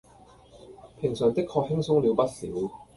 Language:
Cantonese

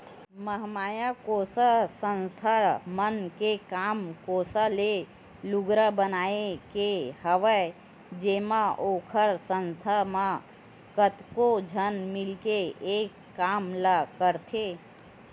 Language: Chhattisgarhi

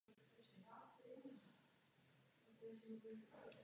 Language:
Czech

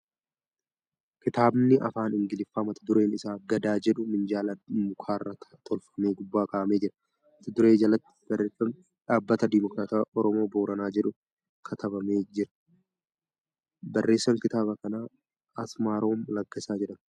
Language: Oromo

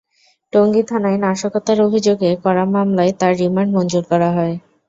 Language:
Bangla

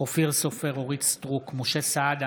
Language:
Hebrew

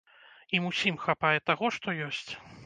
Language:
Belarusian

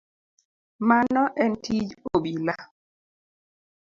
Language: Luo (Kenya and Tanzania)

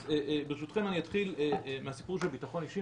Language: Hebrew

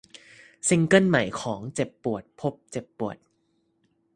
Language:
Thai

